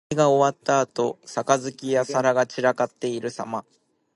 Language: Japanese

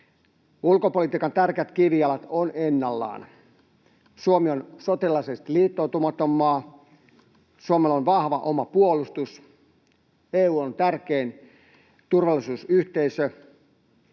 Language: Finnish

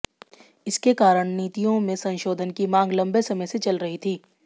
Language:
Hindi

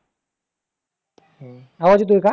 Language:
Marathi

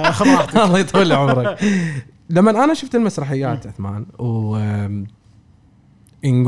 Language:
Arabic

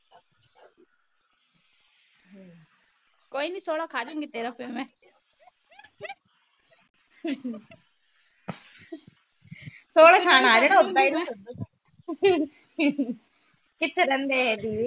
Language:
Punjabi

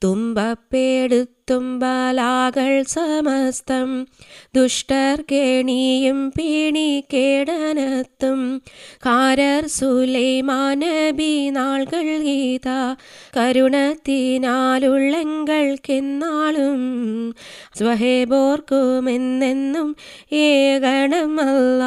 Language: Malayalam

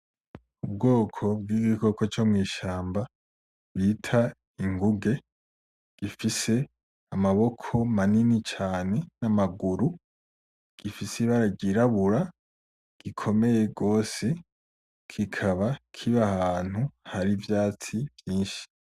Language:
Rundi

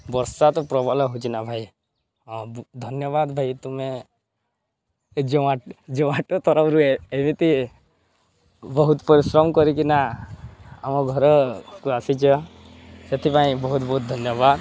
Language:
Odia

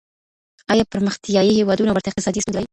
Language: Pashto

